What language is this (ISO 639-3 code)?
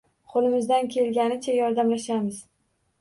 uzb